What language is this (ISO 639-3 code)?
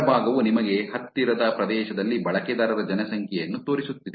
kan